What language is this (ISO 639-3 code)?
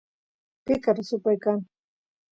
qus